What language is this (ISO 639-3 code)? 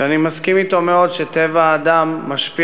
heb